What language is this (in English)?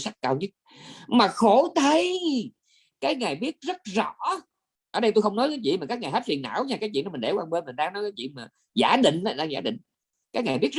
Vietnamese